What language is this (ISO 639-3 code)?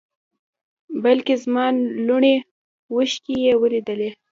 pus